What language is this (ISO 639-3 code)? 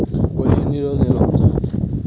tel